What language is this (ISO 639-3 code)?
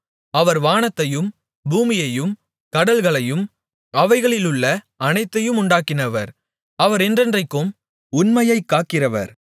tam